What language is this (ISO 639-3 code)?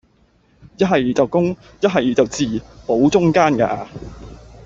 yue